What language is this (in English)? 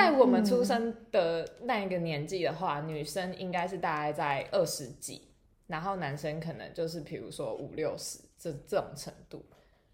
Chinese